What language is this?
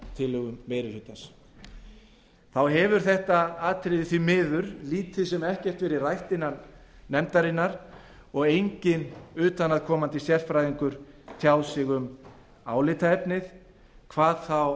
Icelandic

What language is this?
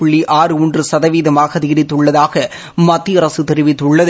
Tamil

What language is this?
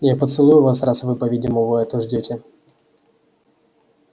Russian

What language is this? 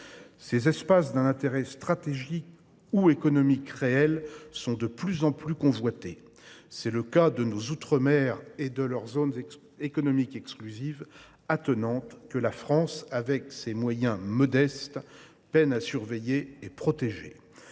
French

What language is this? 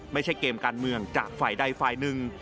Thai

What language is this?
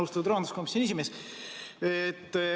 Estonian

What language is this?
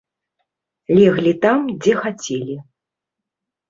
Belarusian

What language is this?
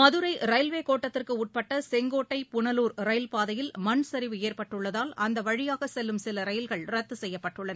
Tamil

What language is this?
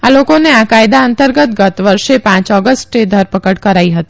Gujarati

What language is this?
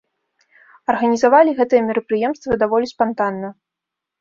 Belarusian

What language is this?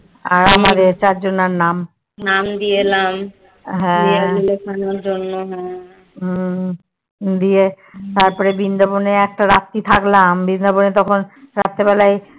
Bangla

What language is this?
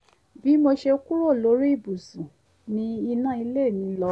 Yoruba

